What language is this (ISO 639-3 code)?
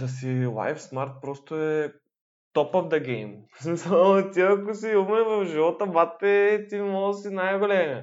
bul